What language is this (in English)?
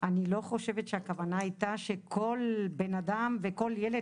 Hebrew